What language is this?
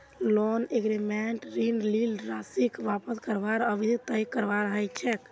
Magahi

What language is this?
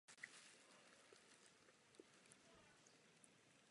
Czech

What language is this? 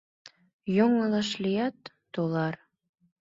Mari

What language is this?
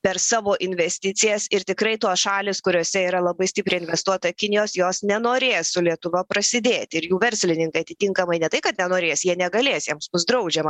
Lithuanian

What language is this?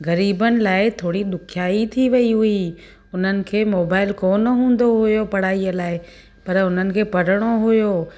Sindhi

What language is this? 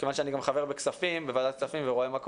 Hebrew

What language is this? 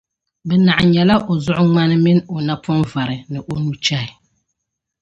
Dagbani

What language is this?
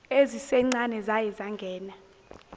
Zulu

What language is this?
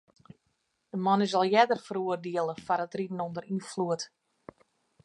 Western Frisian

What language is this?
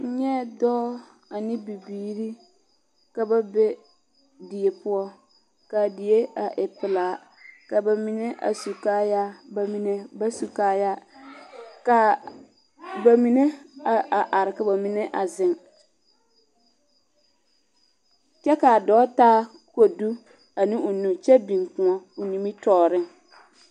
Southern Dagaare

